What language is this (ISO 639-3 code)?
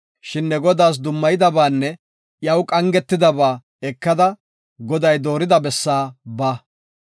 gof